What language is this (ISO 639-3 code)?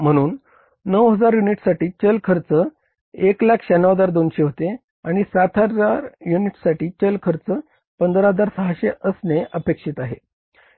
mar